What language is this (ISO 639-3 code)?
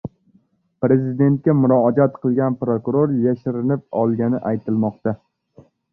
uzb